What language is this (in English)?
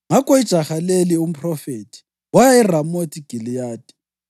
North Ndebele